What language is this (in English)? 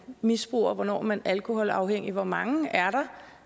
Danish